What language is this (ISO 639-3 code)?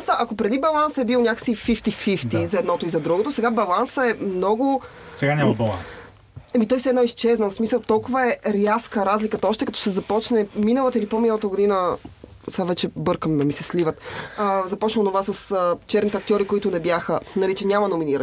bul